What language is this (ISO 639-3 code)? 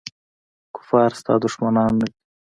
pus